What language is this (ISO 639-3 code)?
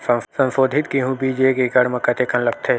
hne